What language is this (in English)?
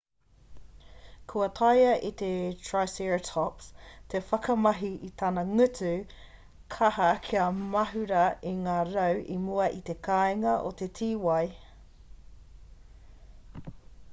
Māori